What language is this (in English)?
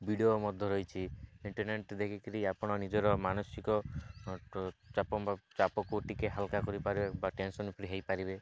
Odia